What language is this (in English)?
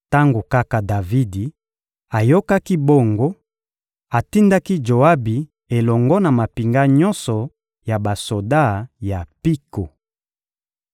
Lingala